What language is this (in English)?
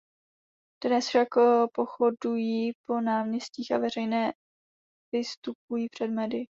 Czech